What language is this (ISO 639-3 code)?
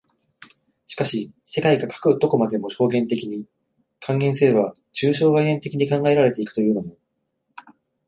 jpn